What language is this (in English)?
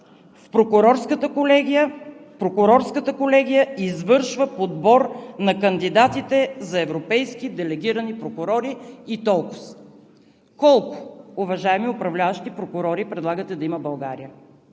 Bulgarian